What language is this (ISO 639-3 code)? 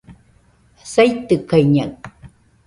hux